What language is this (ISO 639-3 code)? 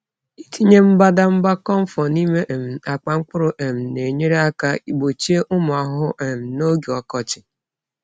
ibo